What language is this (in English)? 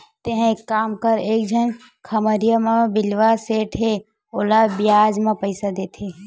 Chhattisgarhi